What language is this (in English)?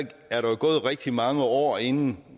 Danish